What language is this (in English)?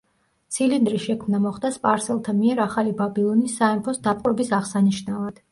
Georgian